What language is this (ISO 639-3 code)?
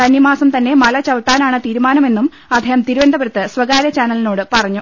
mal